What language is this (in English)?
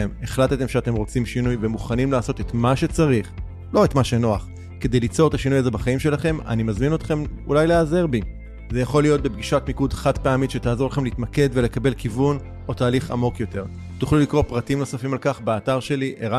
Hebrew